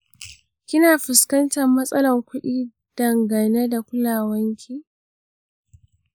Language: Hausa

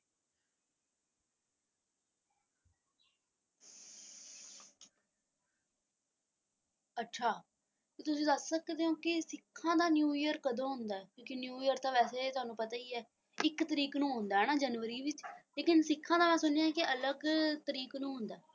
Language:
Punjabi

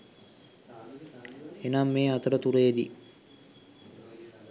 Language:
Sinhala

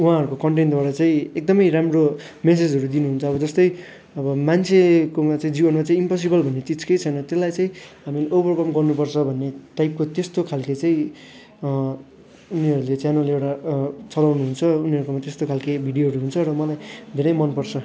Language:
Nepali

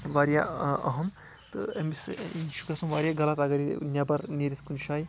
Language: Kashmiri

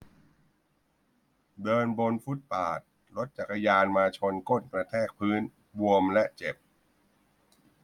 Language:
Thai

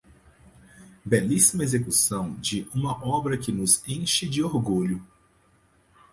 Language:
Portuguese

